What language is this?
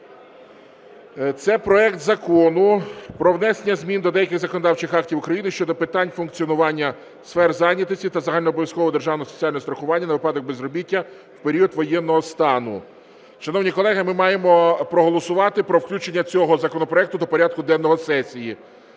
Ukrainian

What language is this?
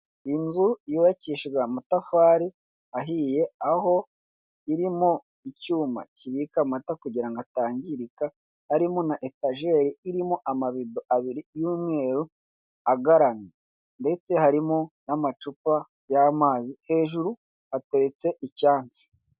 Kinyarwanda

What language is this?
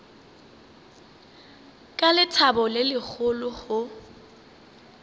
Northern Sotho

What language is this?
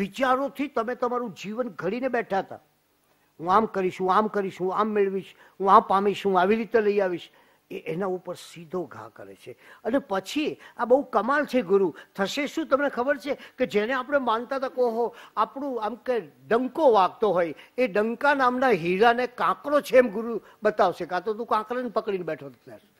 Gujarati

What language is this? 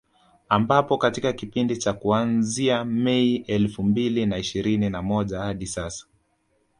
Swahili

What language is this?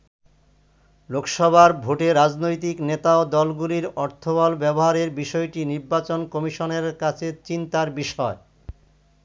Bangla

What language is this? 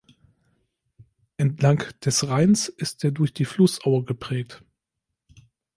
German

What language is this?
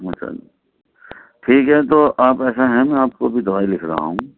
Urdu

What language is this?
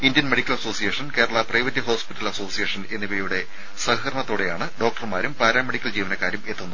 Malayalam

